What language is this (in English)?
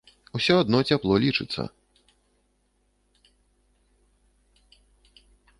Belarusian